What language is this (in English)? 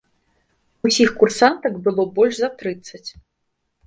Belarusian